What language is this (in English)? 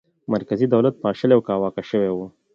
Pashto